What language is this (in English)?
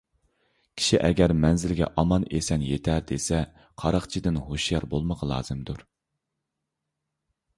Uyghur